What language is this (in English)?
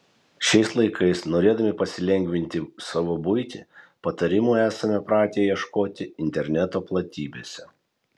Lithuanian